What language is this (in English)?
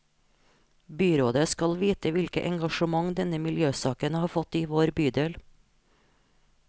Norwegian